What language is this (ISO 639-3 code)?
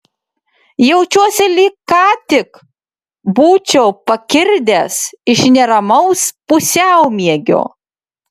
lit